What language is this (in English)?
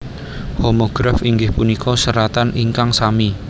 Javanese